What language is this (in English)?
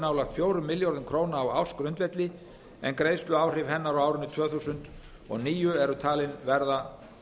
Icelandic